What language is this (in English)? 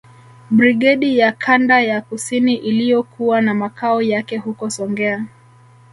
Swahili